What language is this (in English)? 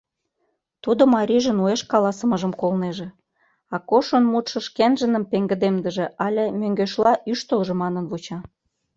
Mari